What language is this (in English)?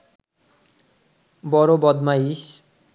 Bangla